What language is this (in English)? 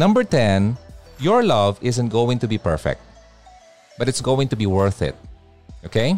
Filipino